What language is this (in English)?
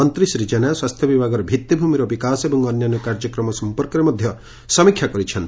Odia